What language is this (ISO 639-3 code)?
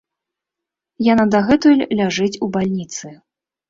bel